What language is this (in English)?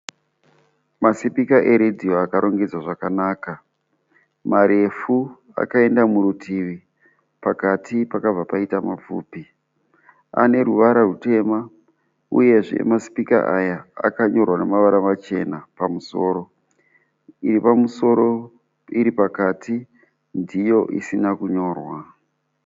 Shona